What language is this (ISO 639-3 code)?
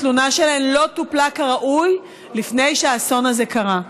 heb